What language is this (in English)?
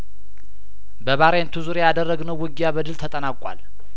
Amharic